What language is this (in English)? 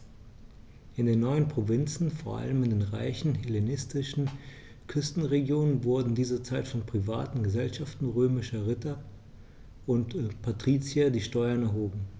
German